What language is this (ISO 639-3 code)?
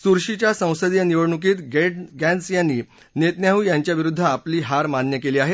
mar